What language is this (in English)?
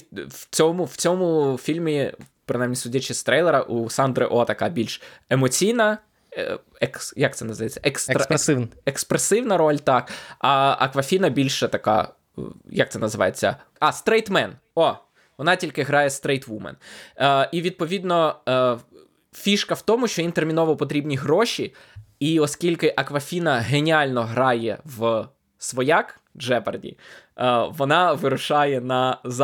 Ukrainian